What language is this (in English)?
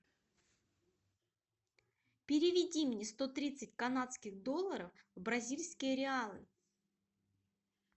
Russian